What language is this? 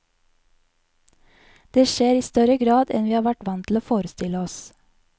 Norwegian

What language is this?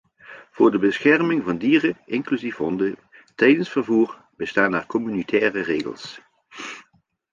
Dutch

